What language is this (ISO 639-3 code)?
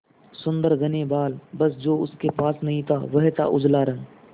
hin